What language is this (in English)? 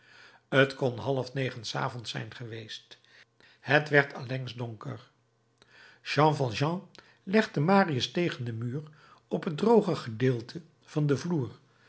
Dutch